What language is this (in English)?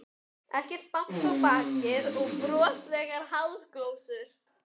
Icelandic